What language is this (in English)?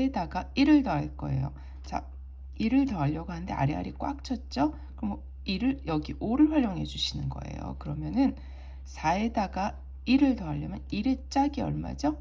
Korean